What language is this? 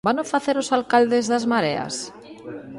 Galician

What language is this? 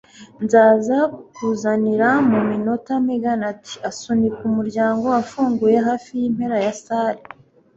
Kinyarwanda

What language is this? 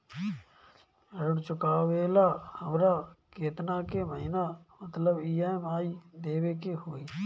Bhojpuri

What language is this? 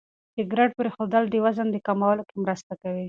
Pashto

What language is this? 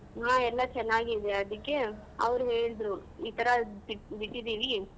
Kannada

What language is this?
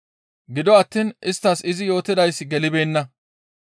Gamo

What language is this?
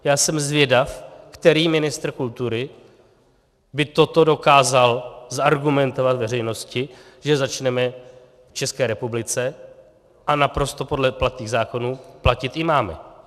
Czech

